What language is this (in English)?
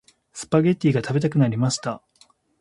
Japanese